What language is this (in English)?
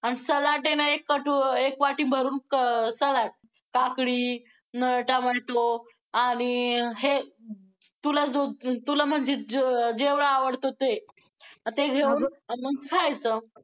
Marathi